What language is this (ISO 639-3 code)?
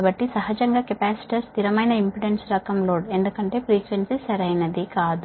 tel